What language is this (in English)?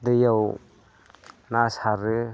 Bodo